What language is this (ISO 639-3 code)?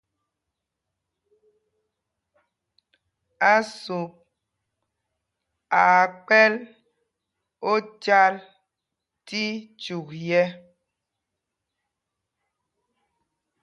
mgg